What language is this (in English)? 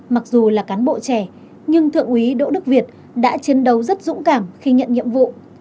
Vietnamese